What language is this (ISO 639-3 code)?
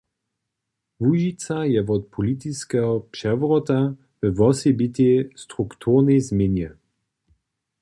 hsb